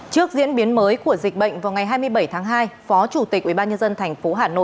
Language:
Vietnamese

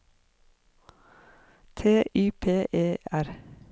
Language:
Norwegian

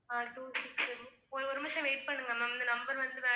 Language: Tamil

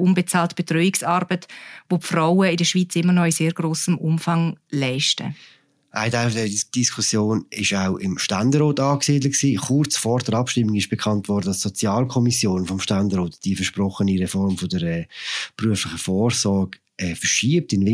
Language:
German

